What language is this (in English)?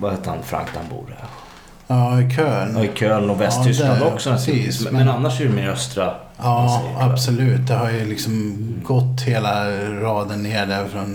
Swedish